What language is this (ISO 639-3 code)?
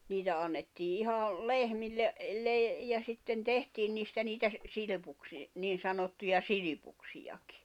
fin